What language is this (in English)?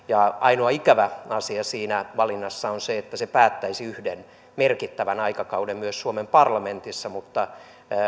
Finnish